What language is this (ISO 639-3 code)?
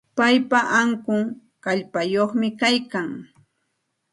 qxt